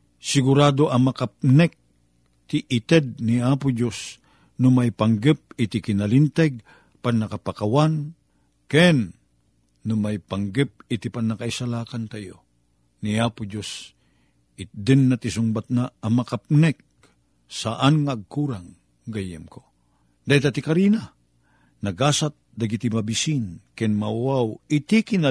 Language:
Filipino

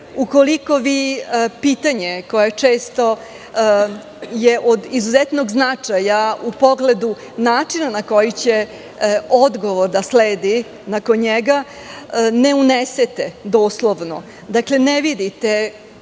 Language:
Serbian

